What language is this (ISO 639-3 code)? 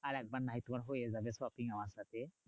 ben